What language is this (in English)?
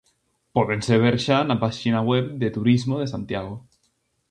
Galician